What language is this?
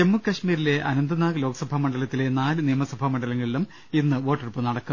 Malayalam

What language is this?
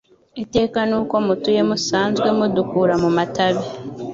Kinyarwanda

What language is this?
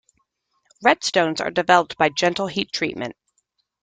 English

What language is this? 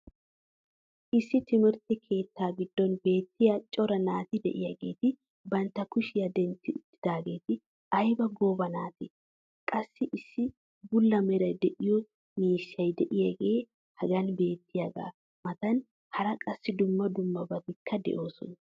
Wolaytta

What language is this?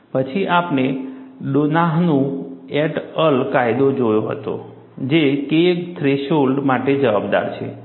Gujarati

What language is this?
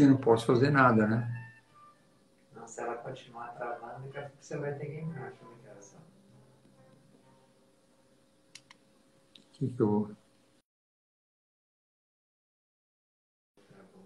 Portuguese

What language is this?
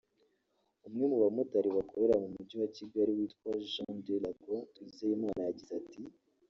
Kinyarwanda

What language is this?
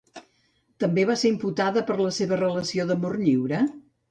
Catalan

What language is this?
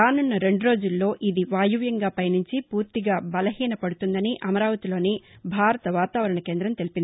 Telugu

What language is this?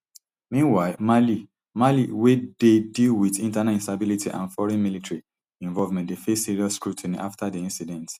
Nigerian Pidgin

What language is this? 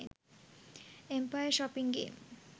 Sinhala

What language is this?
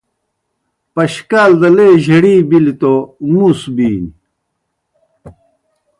Kohistani Shina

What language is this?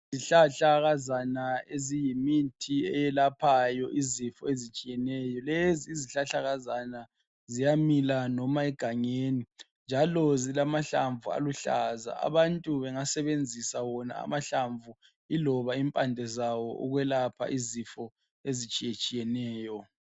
North Ndebele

